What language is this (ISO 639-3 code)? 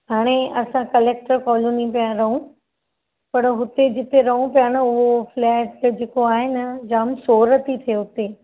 snd